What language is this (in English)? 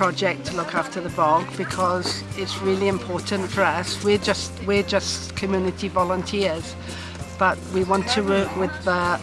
Welsh